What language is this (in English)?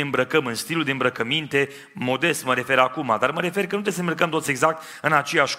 Romanian